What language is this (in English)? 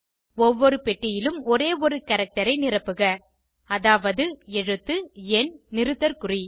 Tamil